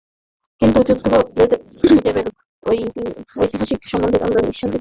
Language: Bangla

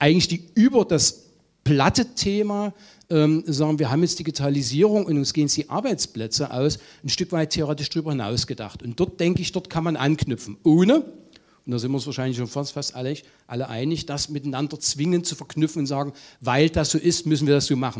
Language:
German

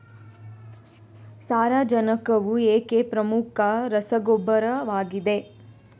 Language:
Kannada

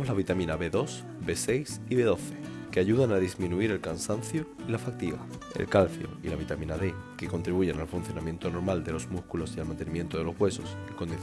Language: Spanish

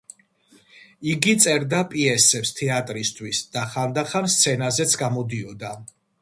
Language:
Georgian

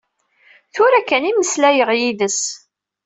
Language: Kabyle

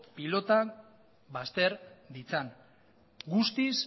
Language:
Basque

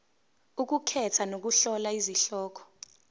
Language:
Zulu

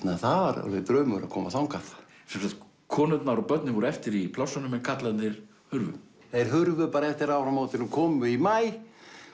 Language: Icelandic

